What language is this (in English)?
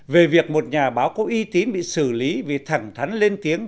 Vietnamese